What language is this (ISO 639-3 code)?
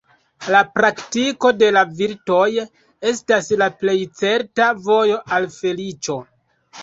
epo